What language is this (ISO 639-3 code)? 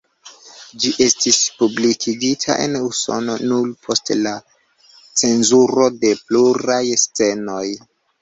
epo